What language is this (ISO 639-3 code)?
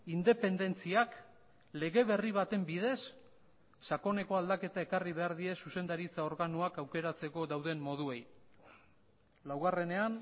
eus